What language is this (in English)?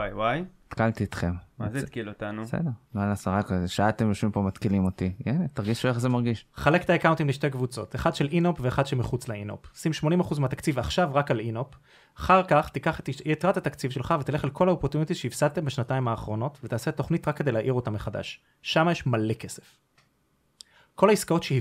Hebrew